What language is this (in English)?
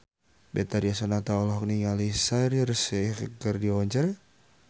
Sundanese